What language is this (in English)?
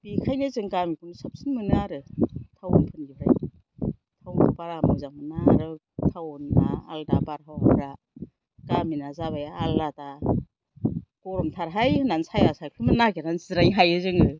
Bodo